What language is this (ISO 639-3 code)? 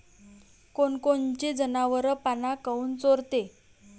mar